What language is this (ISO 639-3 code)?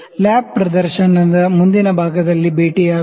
kan